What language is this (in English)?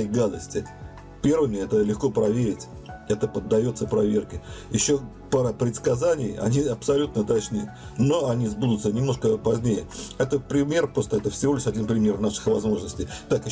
Russian